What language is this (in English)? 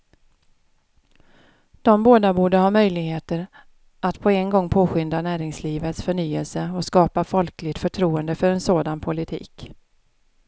Swedish